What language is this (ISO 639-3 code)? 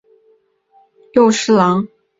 zho